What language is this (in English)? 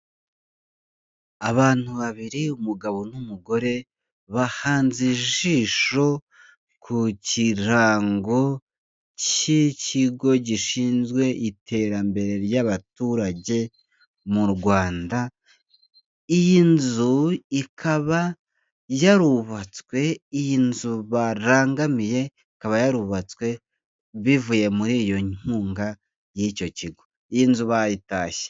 Kinyarwanda